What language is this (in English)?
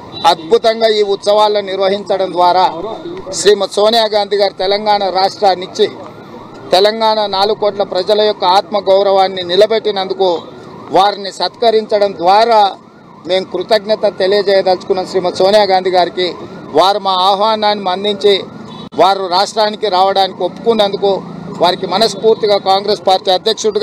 Telugu